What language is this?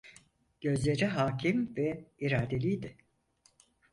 Turkish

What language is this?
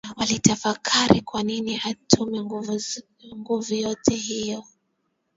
Swahili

